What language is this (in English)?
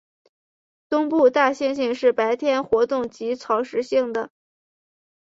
Chinese